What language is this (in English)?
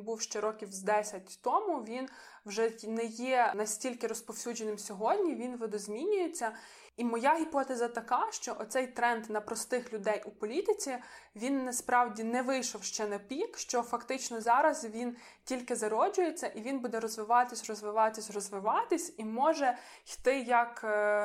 Ukrainian